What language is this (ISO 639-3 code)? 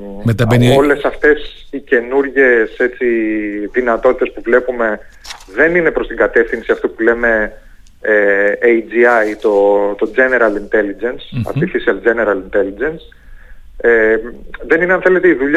ell